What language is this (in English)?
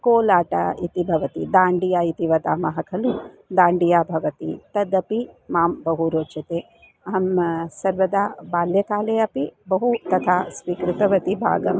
Sanskrit